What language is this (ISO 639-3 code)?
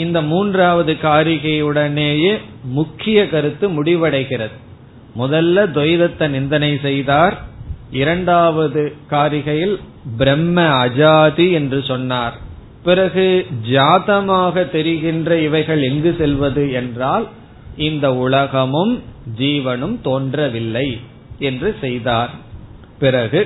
tam